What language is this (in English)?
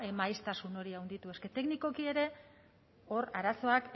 Basque